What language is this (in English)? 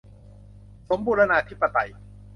Thai